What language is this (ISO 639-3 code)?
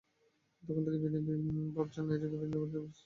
ben